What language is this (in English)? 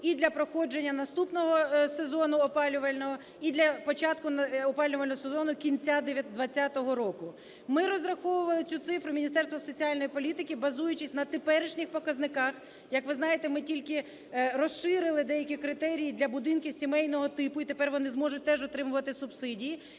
Ukrainian